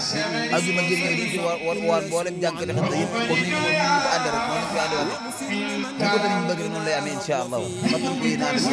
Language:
Arabic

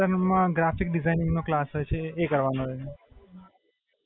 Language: Gujarati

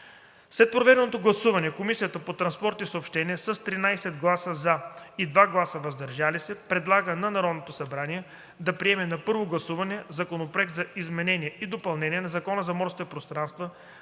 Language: Bulgarian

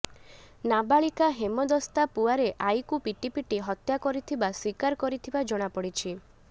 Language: Odia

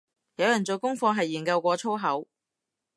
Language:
Cantonese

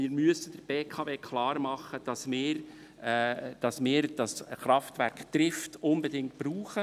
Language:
Swiss German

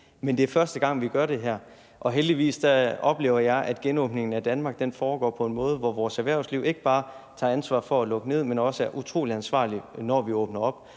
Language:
Danish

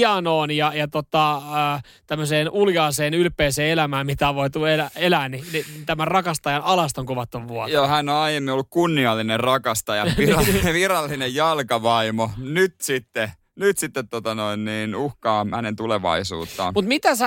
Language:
Finnish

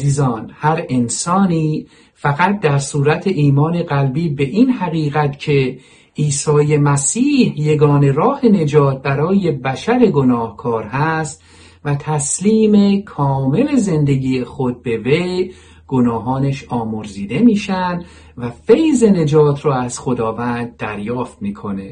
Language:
Persian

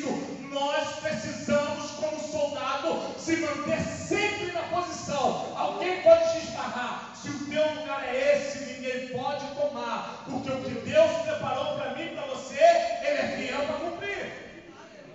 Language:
Portuguese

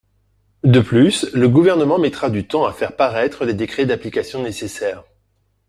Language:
French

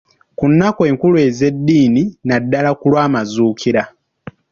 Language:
Ganda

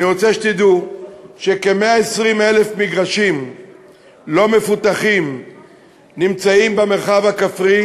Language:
Hebrew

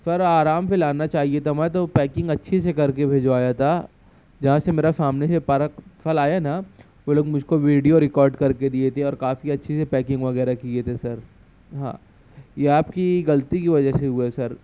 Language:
Urdu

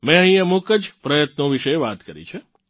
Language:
Gujarati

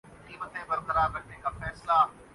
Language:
Urdu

